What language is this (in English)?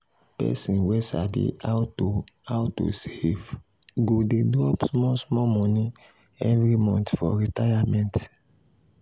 Nigerian Pidgin